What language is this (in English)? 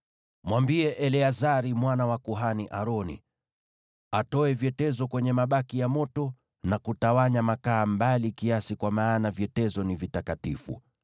Swahili